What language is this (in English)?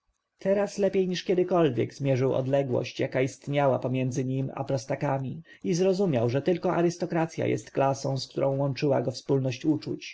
Polish